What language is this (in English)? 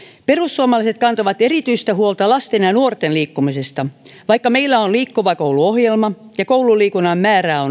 Finnish